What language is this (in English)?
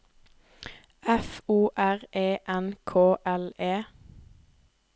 Norwegian